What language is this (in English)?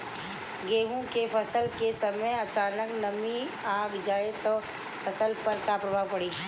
Bhojpuri